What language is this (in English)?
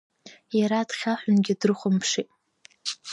Abkhazian